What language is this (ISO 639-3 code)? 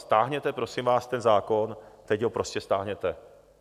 ces